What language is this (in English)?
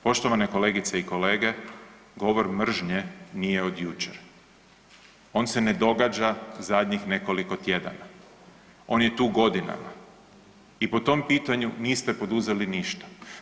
Croatian